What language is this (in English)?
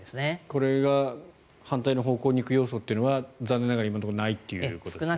Japanese